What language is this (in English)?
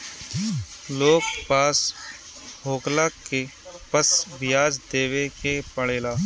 Bhojpuri